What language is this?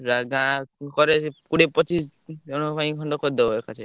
Odia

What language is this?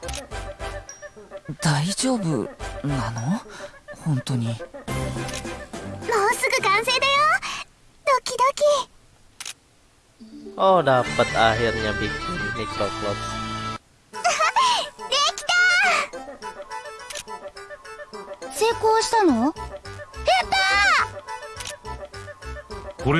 Indonesian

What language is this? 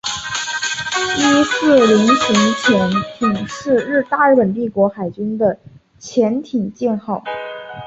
Chinese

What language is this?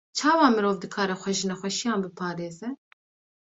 Kurdish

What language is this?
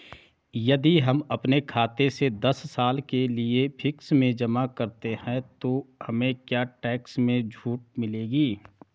Hindi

